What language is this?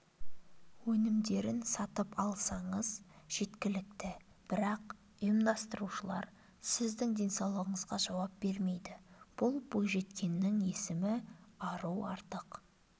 Kazakh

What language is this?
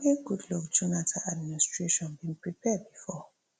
Nigerian Pidgin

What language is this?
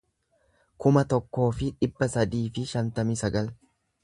Oromo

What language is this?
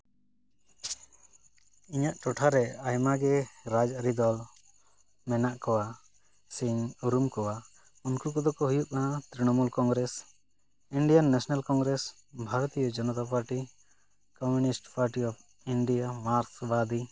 Santali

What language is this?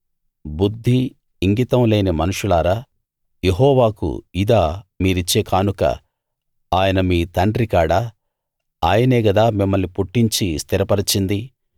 Telugu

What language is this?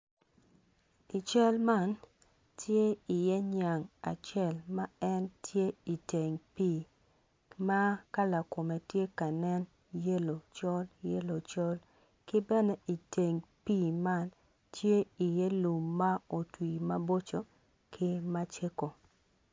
Acoli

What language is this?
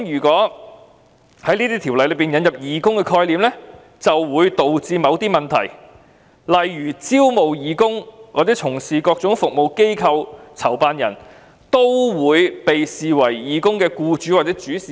Cantonese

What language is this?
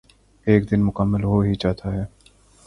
Urdu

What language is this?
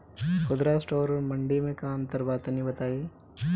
Bhojpuri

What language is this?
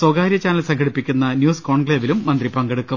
Malayalam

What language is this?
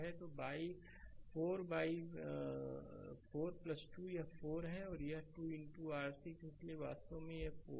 Hindi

